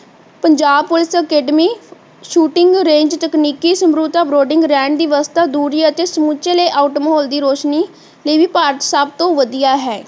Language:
Punjabi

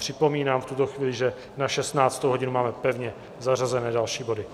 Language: Czech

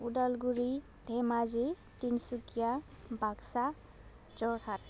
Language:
Bodo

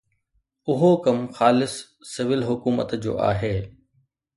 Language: Sindhi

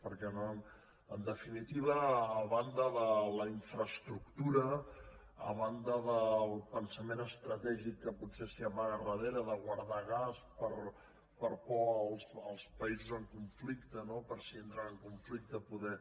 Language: Catalan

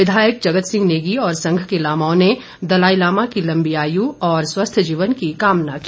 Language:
Hindi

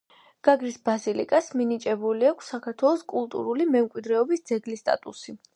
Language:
Georgian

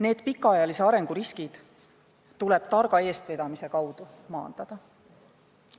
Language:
Estonian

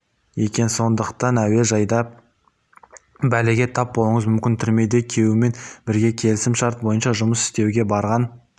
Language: Kazakh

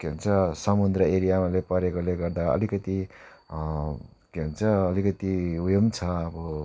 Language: Nepali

